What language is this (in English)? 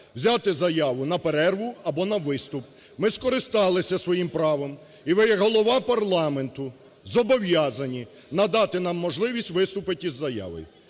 Ukrainian